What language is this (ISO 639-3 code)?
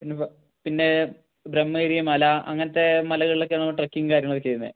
mal